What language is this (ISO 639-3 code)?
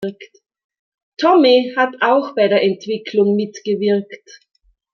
deu